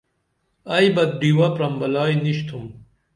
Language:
Dameli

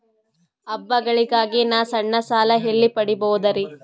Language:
Kannada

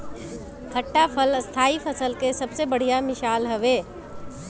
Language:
Bhojpuri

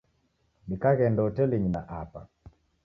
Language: Taita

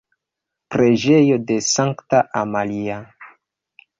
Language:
Esperanto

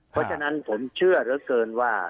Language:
Thai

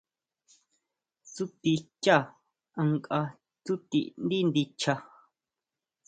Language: Huautla Mazatec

